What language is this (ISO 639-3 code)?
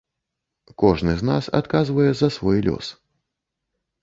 bel